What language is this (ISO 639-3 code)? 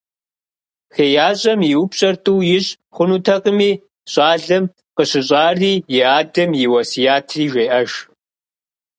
kbd